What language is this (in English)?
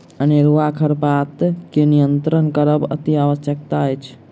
Maithili